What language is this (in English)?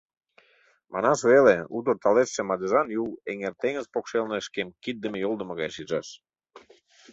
Mari